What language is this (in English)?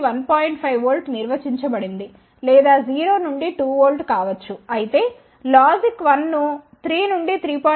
Telugu